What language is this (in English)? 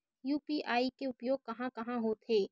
Chhattisgarhi